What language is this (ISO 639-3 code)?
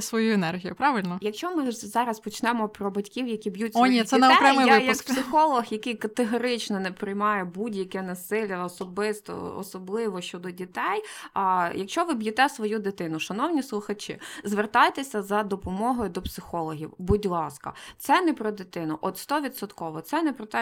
ukr